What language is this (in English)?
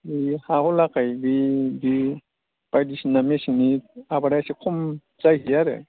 Bodo